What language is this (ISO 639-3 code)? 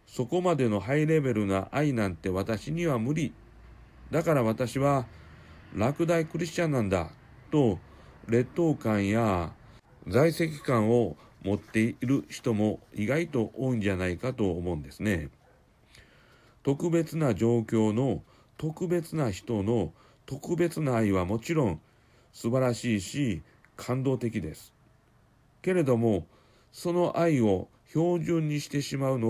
jpn